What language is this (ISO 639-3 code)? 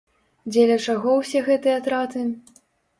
bel